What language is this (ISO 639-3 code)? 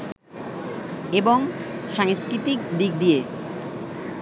ben